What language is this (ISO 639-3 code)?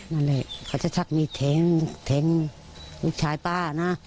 tha